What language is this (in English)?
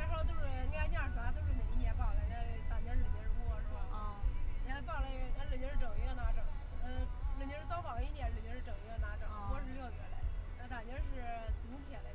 Chinese